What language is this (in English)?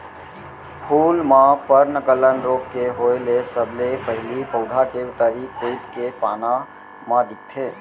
Chhattisgarhi